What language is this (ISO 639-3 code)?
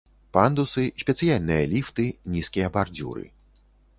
bel